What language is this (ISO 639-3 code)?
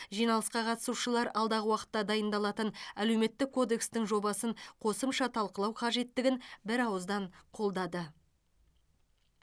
kaz